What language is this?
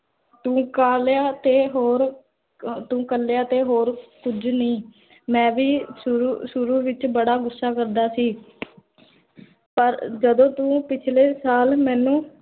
Punjabi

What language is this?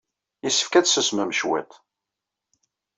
Kabyle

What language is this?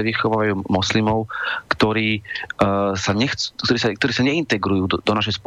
Slovak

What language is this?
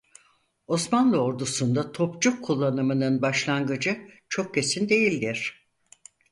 Turkish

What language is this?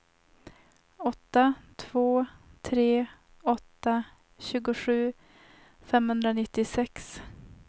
Swedish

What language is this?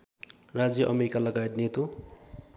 Nepali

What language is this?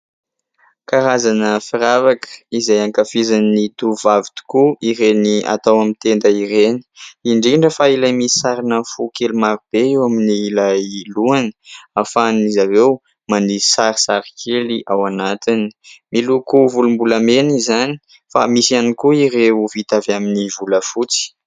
Malagasy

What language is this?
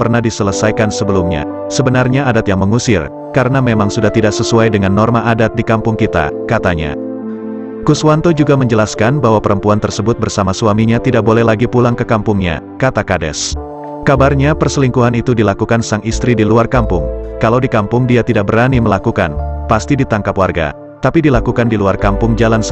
Indonesian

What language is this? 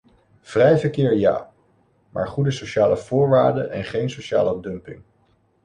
Dutch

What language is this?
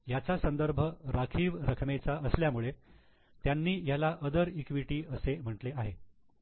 Marathi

